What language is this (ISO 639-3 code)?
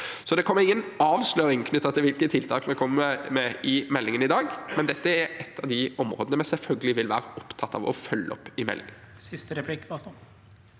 nor